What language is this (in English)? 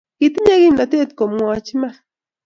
Kalenjin